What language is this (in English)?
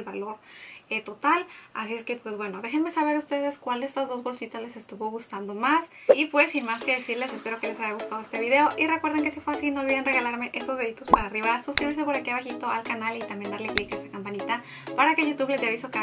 Spanish